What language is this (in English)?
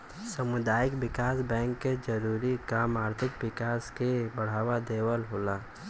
Bhojpuri